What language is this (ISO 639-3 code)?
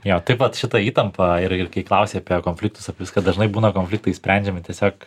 lit